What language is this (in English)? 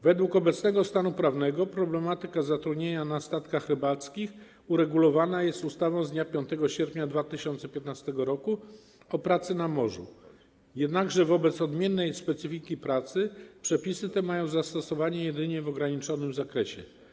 Polish